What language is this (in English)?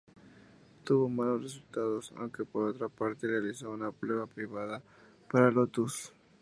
Spanish